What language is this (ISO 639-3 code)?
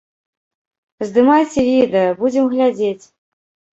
bel